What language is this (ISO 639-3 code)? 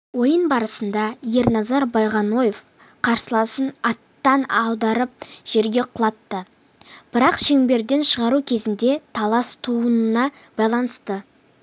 kaz